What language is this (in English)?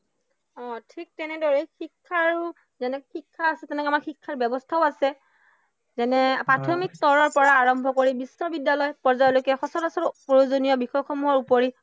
Assamese